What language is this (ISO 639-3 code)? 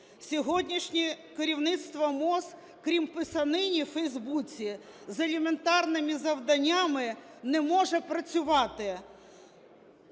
ukr